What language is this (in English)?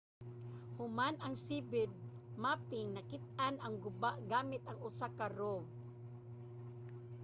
Cebuano